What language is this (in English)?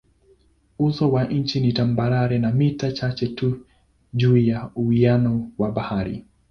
Swahili